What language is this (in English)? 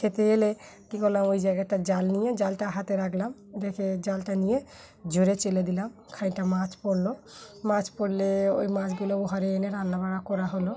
Bangla